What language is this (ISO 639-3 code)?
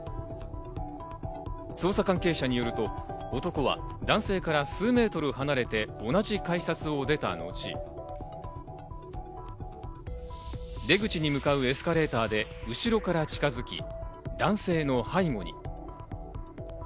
jpn